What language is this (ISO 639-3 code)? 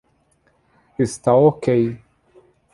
por